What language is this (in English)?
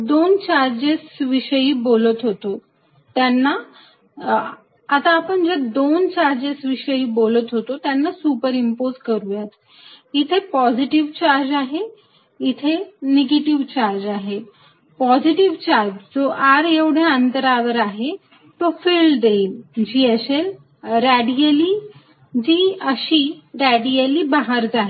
Marathi